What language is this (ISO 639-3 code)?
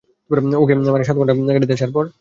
ben